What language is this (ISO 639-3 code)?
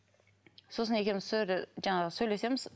kaz